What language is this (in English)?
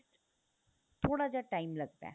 Punjabi